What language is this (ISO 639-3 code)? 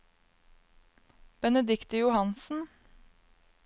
nor